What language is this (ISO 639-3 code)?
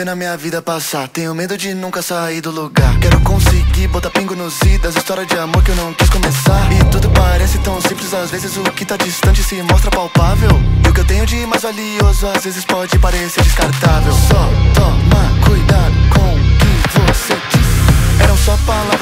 por